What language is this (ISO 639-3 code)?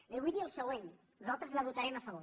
cat